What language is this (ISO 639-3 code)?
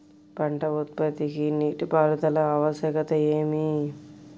tel